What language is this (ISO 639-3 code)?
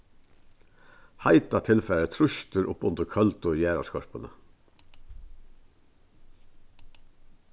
fao